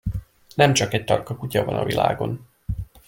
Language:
Hungarian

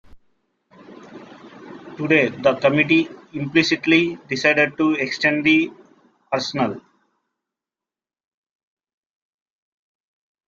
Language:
English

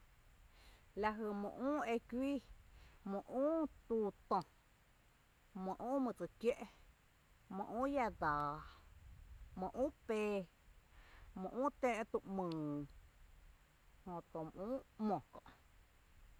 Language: Tepinapa Chinantec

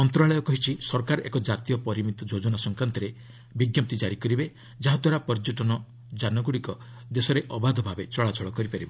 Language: Odia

